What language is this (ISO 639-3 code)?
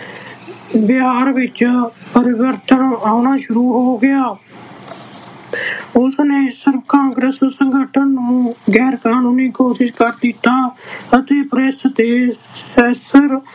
pan